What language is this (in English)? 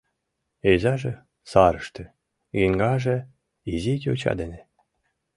Mari